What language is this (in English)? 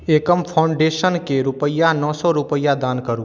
Maithili